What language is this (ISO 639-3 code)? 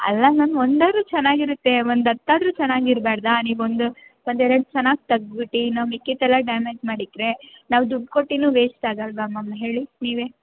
kan